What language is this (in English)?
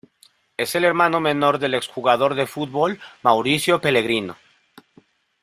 Spanish